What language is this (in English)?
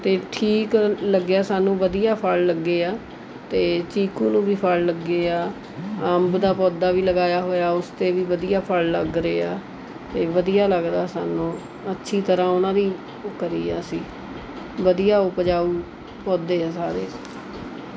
Punjabi